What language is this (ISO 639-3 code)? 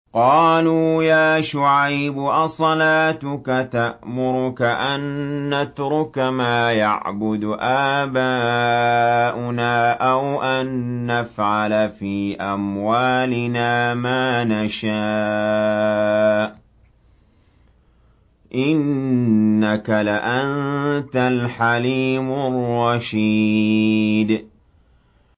ara